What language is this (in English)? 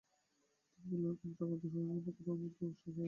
Bangla